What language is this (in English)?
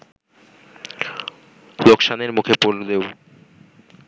Bangla